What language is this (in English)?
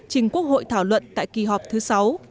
Vietnamese